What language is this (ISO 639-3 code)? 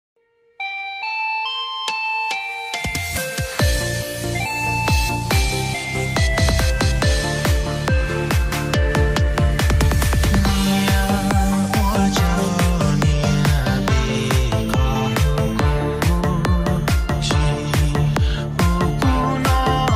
vie